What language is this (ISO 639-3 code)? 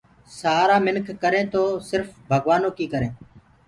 ggg